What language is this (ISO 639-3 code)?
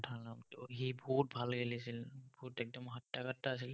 asm